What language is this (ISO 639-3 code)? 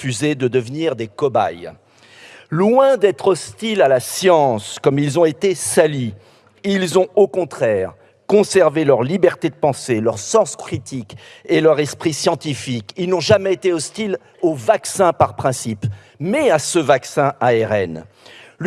fra